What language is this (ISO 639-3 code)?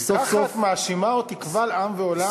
heb